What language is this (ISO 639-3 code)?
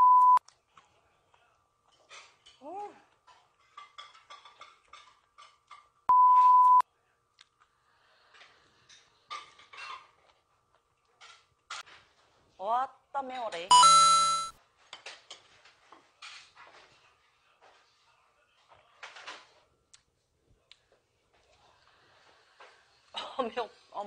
kor